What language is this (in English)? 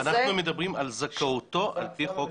Hebrew